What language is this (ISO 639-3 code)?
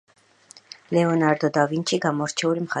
kat